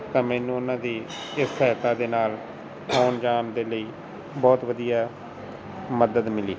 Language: Punjabi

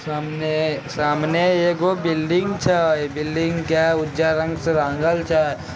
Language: Magahi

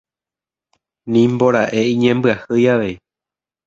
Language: Guarani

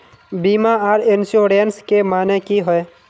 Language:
Magahi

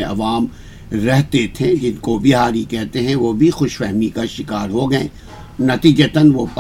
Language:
Urdu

